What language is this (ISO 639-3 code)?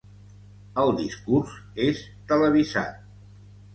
cat